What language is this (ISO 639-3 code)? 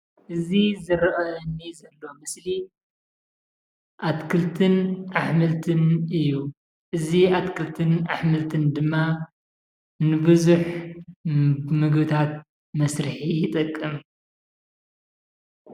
tir